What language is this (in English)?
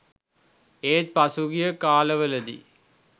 Sinhala